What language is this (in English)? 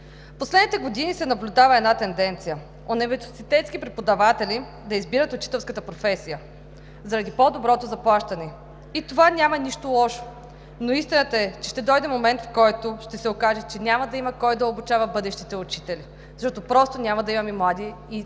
Bulgarian